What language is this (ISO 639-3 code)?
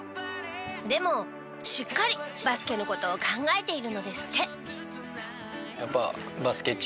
jpn